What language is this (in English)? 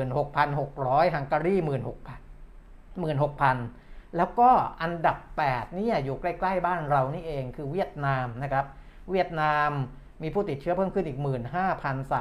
Thai